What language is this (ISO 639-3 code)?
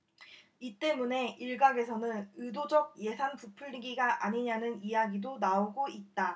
kor